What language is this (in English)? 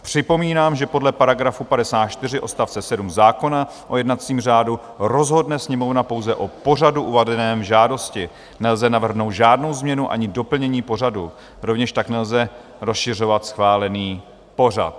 Czech